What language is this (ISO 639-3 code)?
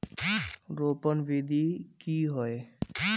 mag